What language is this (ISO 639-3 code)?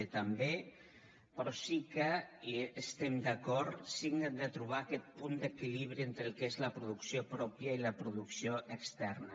cat